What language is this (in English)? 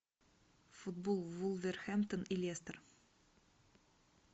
Russian